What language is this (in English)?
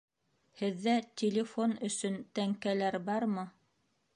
Bashkir